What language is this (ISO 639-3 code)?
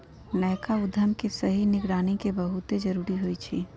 mag